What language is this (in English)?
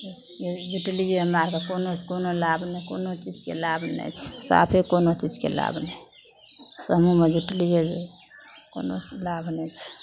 Maithili